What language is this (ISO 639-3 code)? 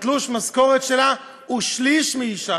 heb